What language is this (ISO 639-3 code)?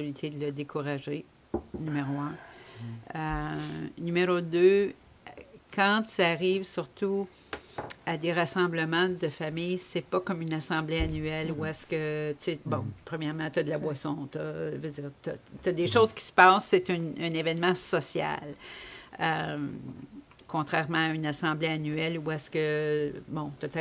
fra